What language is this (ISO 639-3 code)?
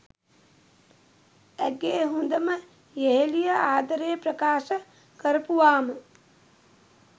sin